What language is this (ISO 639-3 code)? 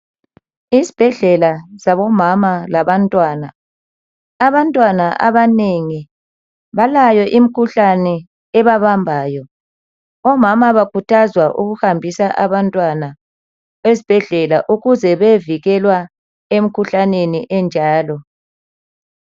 nde